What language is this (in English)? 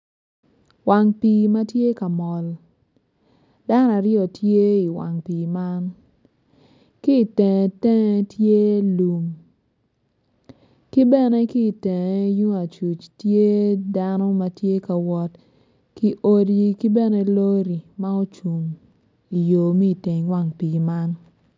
Acoli